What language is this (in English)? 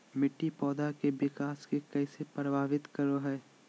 Magahi